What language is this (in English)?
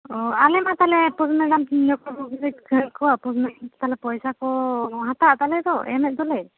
Santali